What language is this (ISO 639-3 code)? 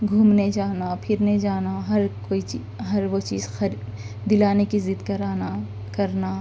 urd